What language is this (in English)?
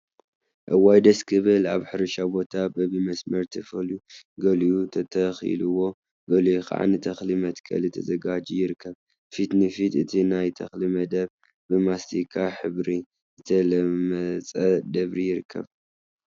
Tigrinya